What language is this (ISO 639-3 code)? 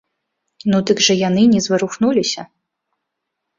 bel